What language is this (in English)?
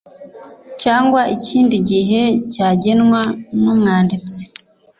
Kinyarwanda